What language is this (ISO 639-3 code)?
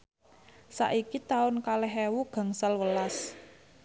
jav